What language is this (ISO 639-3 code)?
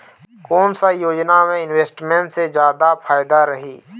hne